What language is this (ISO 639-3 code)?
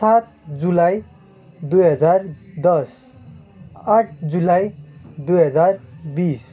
nep